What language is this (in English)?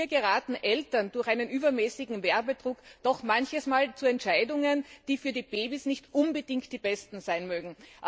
German